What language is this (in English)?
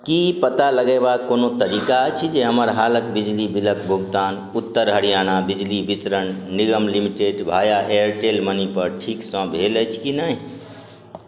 Maithili